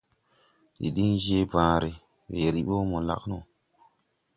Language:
Tupuri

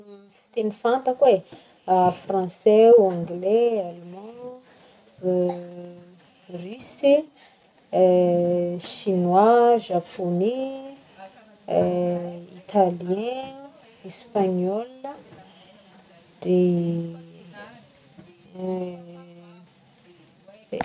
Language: Northern Betsimisaraka Malagasy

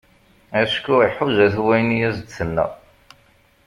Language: Kabyle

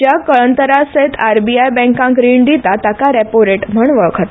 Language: Konkani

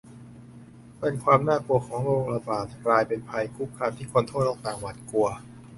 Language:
Thai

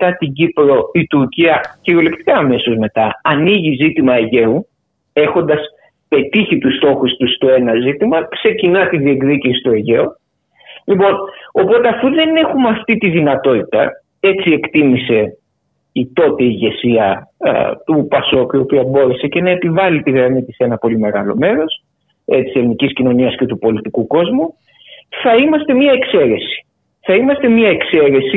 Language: Greek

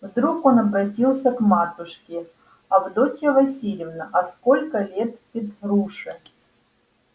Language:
Russian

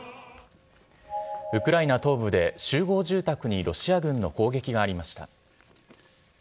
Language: Japanese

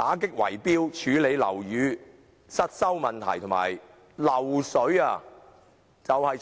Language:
Cantonese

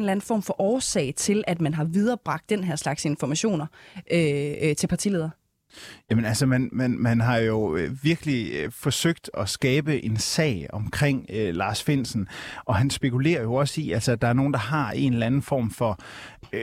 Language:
Danish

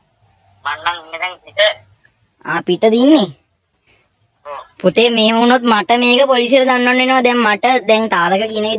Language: Sinhala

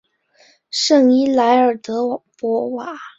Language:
Chinese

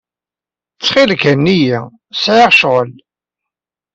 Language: Kabyle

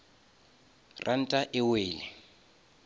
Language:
Northern Sotho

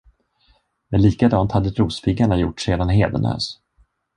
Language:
Swedish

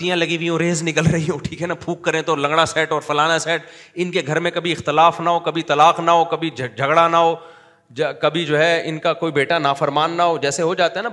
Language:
Urdu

